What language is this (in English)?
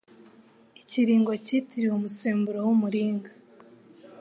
Kinyarwanda